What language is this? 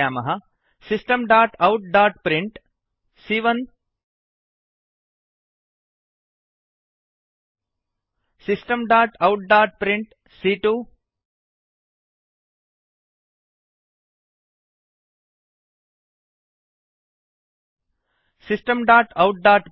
Sanskrit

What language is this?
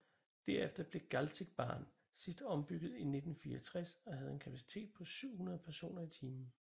Danish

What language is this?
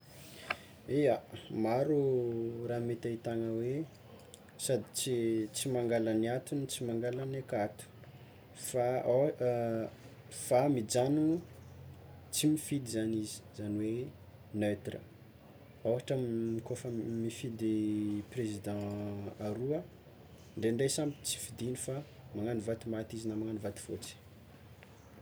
Tsimihety Malagasy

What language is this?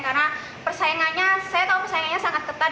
Indonesian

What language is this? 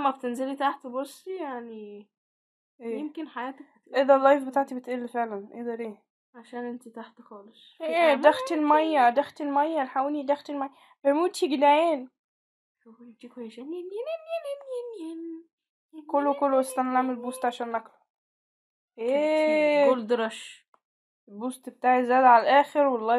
Arabic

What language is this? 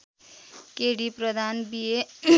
Nepali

